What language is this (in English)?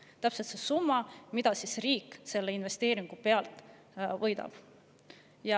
Estonian